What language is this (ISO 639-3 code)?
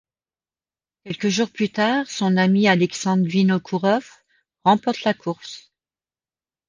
fra